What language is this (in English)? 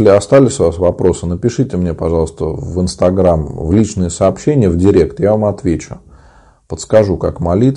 Russian